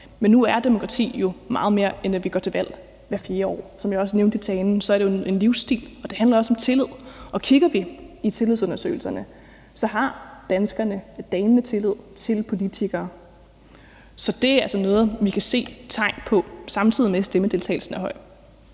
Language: Danish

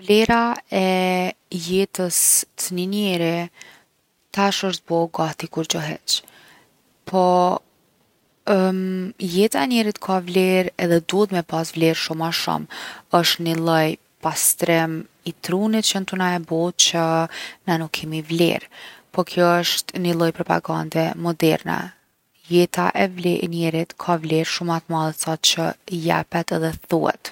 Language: Gheg Albanian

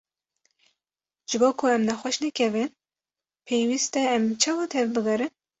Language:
Kurdish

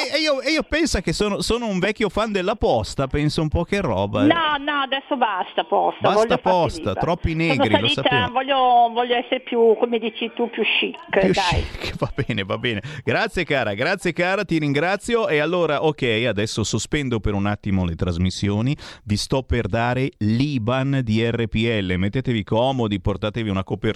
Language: Italian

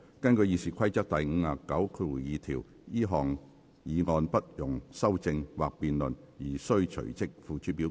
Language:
Cantonese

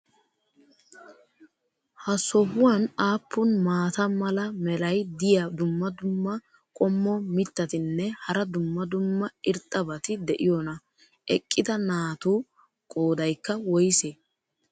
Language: Wolaytta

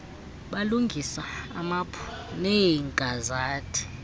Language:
Xhosa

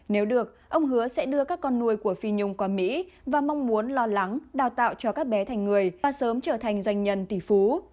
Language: Vietnamese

